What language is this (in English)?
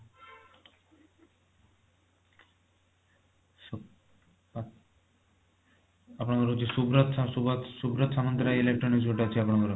Odia